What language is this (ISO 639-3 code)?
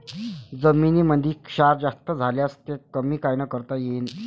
mar